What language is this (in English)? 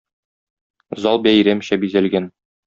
Tatar